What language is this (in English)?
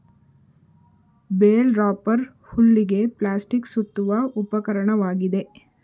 Kannada